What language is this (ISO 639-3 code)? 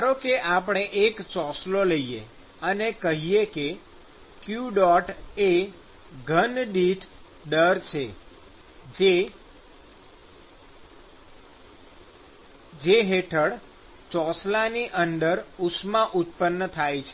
guj